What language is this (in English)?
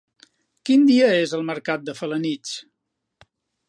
Catalan